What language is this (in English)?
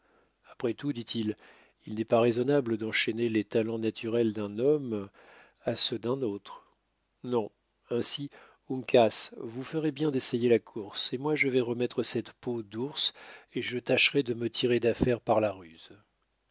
French